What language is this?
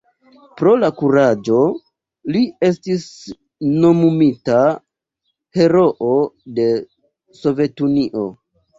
Esperanto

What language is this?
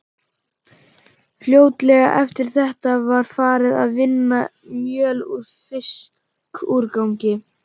Icelandic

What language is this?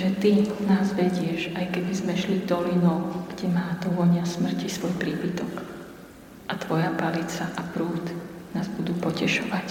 Slovak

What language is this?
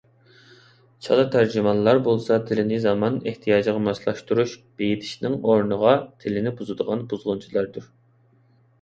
Uyghur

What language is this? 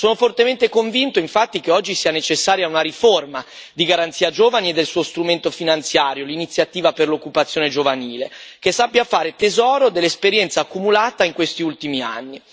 Italian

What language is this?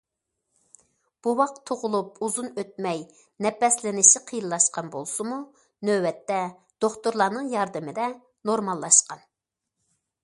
Uyghur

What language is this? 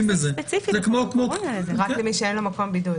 Hebrew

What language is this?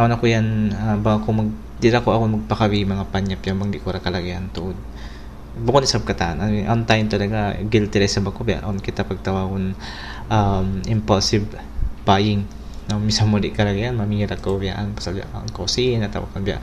Filipino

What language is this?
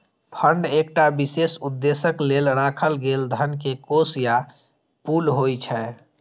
Maithili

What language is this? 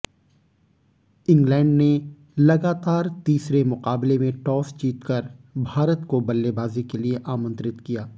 Hindi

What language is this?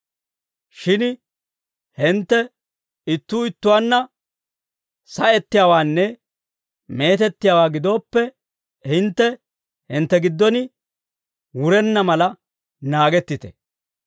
Dawro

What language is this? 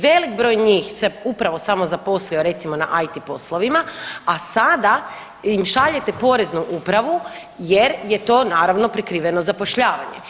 Croatian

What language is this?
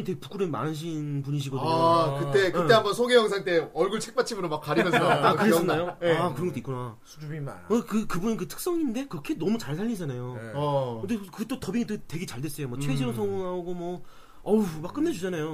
Korean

